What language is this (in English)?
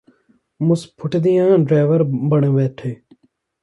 Punjabi